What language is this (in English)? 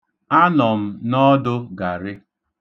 Igbo